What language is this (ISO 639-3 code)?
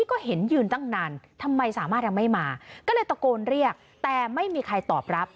tha